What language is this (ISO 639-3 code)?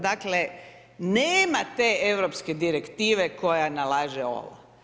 hrv